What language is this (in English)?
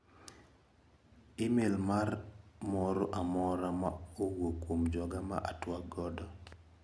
Luo (Kenya and Tanzania)